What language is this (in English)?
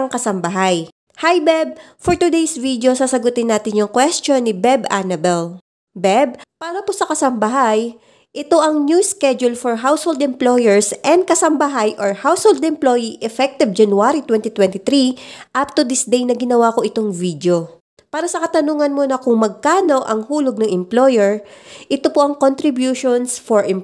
Filipino